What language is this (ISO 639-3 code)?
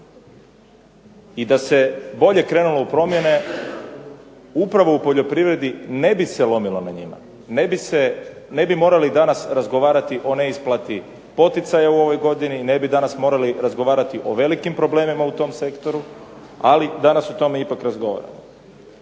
hrv